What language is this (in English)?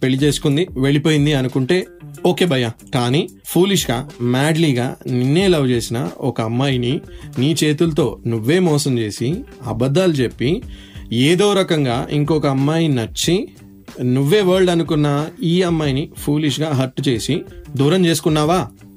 Telugu